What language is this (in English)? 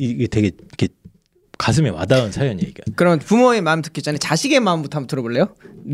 Korean